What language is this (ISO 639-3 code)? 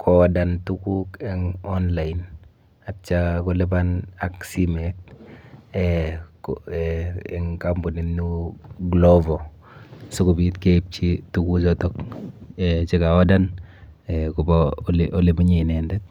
kln